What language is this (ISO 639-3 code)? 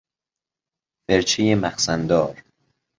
fas